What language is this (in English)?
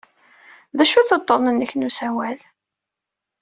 Kabyle